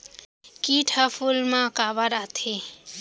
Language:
Chhattisgarhi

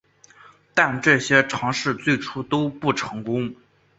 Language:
Chinese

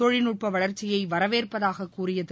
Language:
Tamil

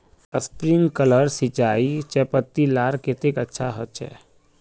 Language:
Magahi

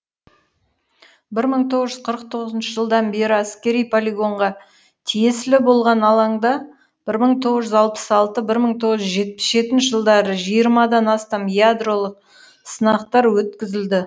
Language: Kazakh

